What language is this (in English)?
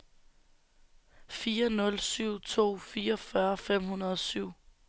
Danish